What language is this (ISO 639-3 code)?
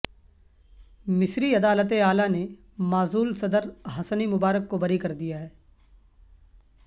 urd